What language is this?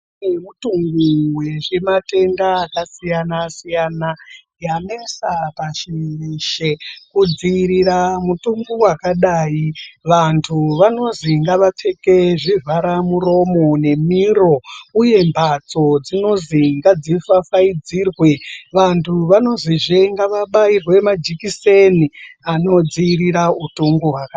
Ndau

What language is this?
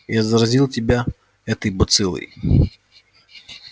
Russian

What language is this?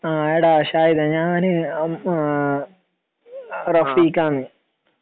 Malayalam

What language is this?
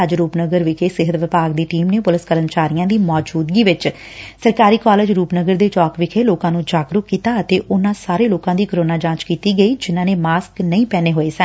Punjabi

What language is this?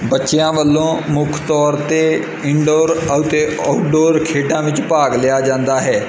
Punjabi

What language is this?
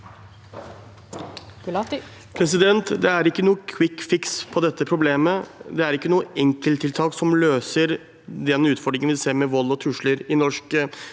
Norwegian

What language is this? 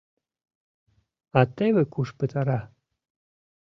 Mari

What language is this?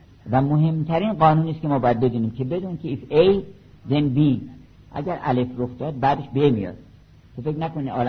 Persian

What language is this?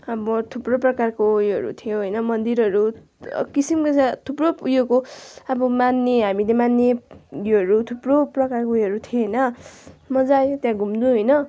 Nepali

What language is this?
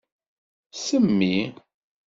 Kabyle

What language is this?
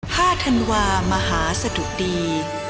Thai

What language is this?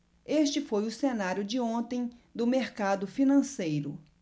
Portuguese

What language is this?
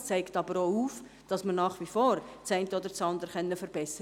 Swiss German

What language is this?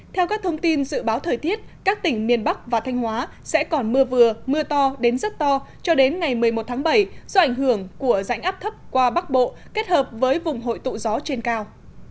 Vietnamese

